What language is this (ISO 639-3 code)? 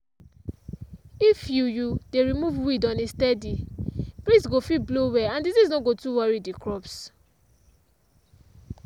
pcm